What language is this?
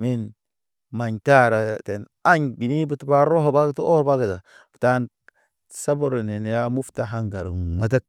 Naba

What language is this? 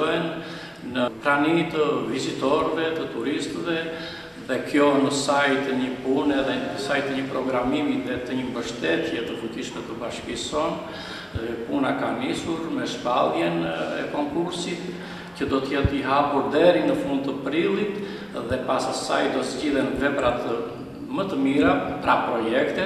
Romanian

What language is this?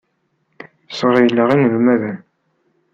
Kabyle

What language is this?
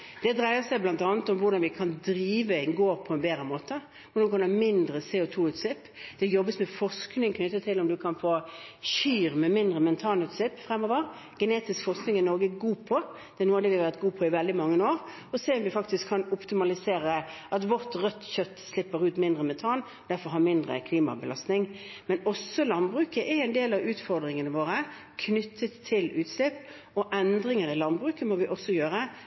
Norwegian Bokmål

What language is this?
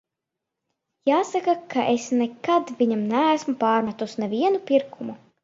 Latvian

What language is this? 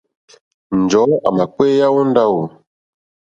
Mokpwe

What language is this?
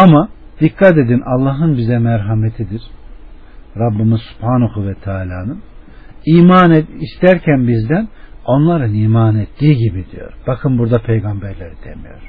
Turkish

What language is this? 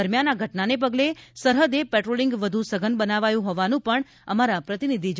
Gujarati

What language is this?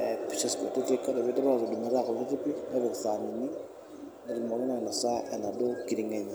Masai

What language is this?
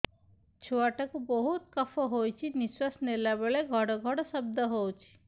Odia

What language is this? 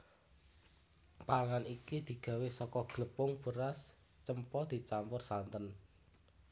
Javanese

